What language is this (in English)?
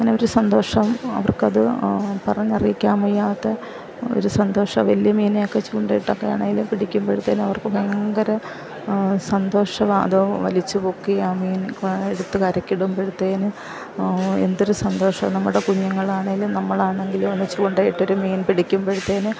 Malayalam